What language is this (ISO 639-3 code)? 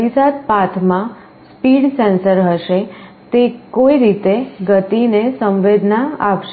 guj